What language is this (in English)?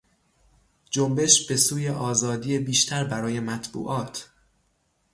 Persian